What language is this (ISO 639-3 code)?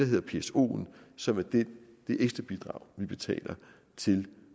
dan